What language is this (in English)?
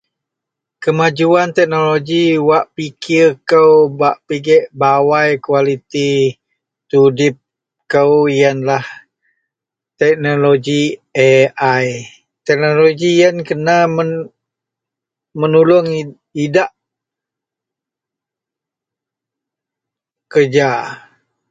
Central Melanau